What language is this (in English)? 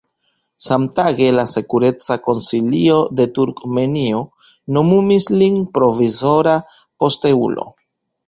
Esperanto